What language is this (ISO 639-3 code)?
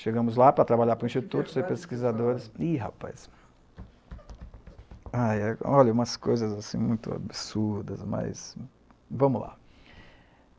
por